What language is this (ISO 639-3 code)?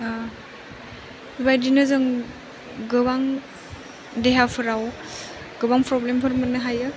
brx